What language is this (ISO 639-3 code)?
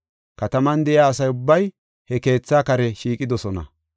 gof